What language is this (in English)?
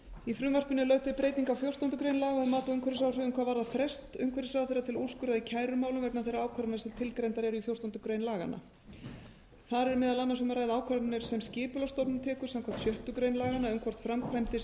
Icelandic